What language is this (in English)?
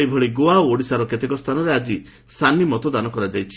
Odia